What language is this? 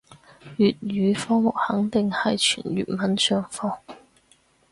Cantonese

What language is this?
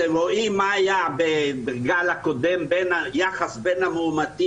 Hebrew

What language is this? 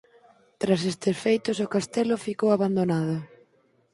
Galician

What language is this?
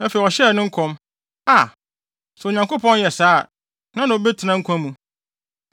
Akan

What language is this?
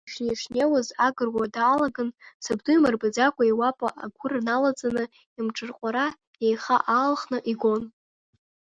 Abkhazian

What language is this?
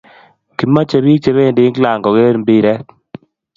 Kalenjin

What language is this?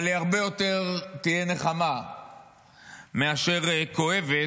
Hebrew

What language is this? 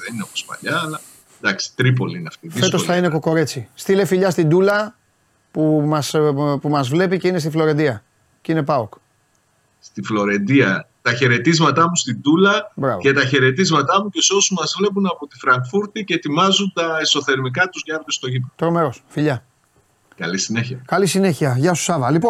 Greek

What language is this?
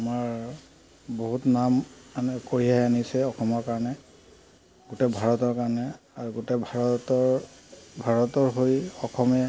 Assamese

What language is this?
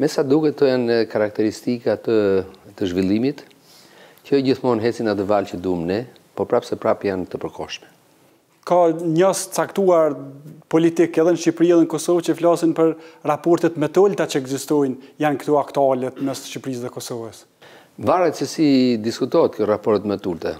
Romanian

